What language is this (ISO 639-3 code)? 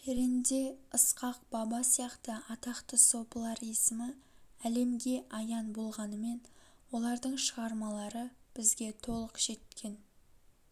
kaz